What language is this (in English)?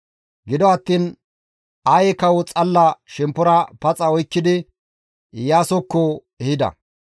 Gamo